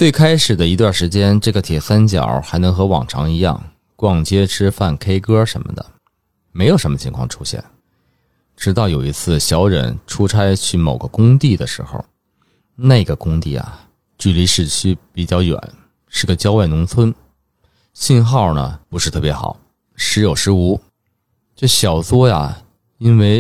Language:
Chinese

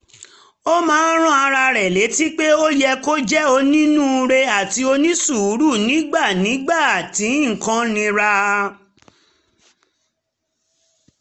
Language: Yoruba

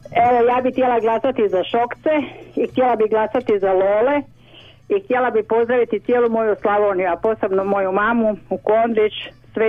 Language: Croatian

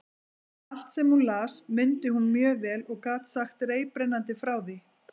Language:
Icelandic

